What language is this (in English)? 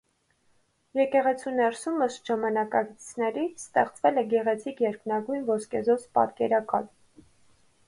Armenian